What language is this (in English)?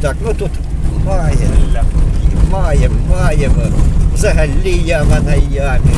Ukrainian